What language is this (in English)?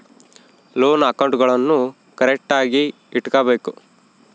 Kannada